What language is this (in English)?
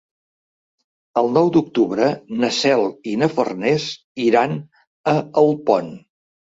Catalan